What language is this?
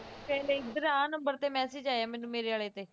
Punjabi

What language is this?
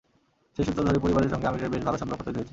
Bangla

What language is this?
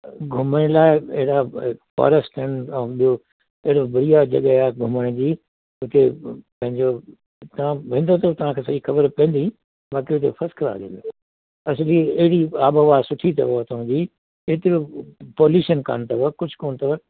Sindhi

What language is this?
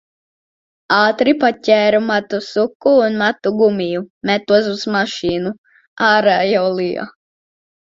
Latvian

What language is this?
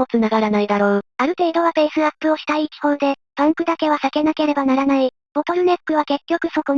Japanese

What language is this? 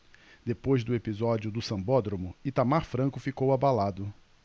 Portuguese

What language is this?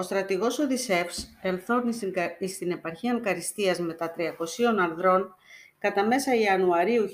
Greek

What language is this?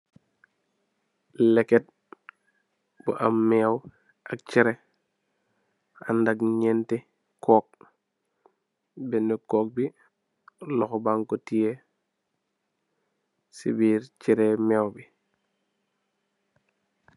Wolof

